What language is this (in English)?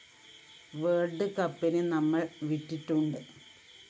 Malayalam